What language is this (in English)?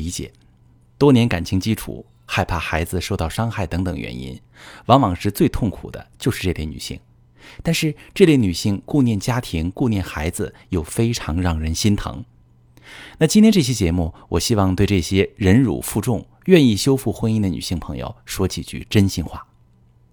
Chinese